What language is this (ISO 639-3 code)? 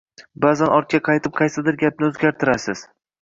uzb